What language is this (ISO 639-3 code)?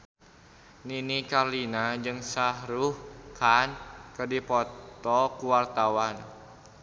sun